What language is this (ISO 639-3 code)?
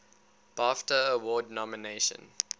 eng